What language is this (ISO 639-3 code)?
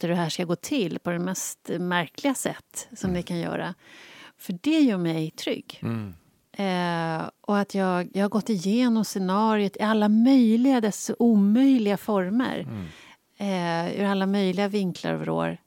swe